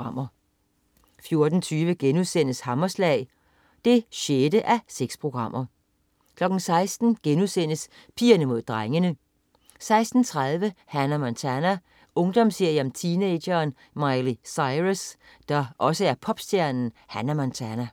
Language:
Danish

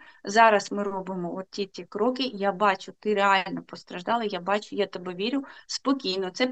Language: Ukrainian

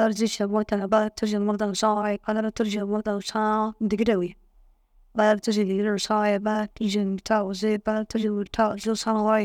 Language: Dazaga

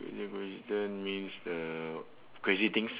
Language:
English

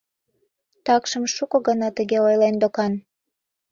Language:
Mari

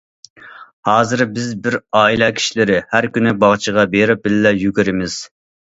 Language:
Uyghur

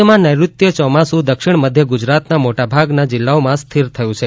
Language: Gujarati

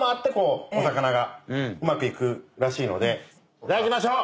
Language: Japanese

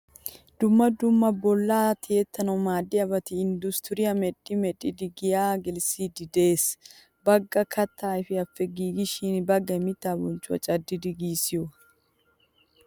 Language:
Wolaytta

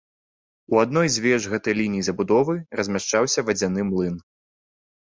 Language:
Belarusian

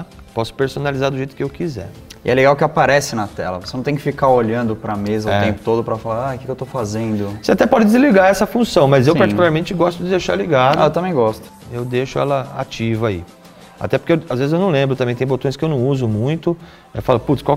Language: Portuguese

